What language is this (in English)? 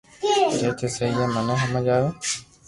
Loarki